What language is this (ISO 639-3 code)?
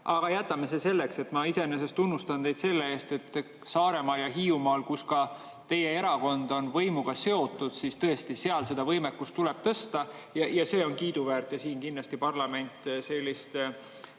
est